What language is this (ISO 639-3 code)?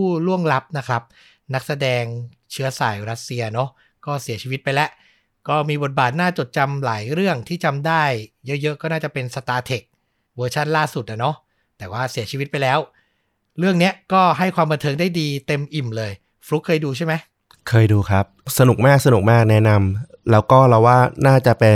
tha